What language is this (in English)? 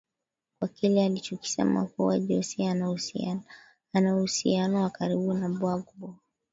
Swahili